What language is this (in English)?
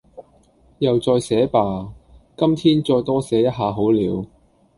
Cantonese